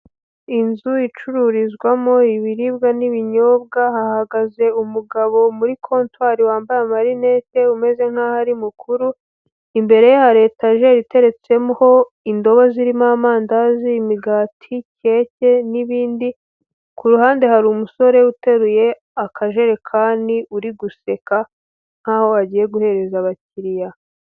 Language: Kinyarwanda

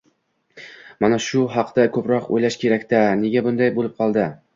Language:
Uzbek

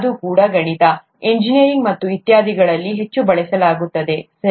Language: Kannada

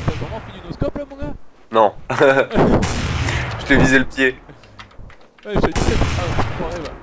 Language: French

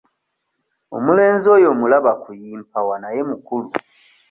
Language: Ganda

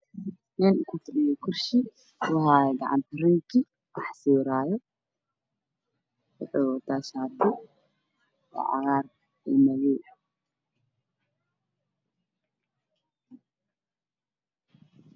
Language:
Somali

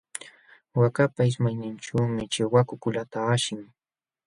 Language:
Jauja Wanca Quechua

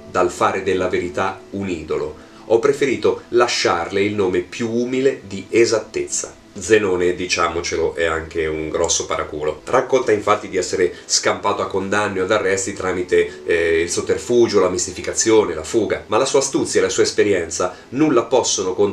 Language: Italian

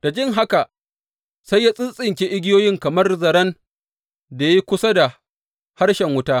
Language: Hausa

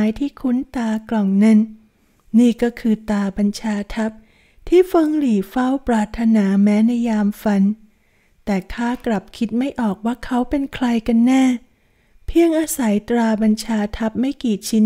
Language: Thai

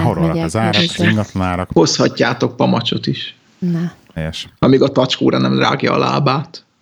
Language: Hungarian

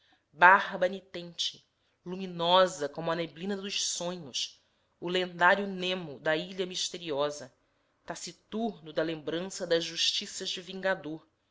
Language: Portuguese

